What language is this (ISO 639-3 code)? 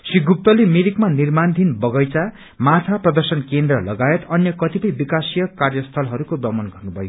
nep